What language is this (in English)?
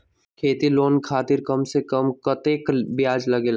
Magahi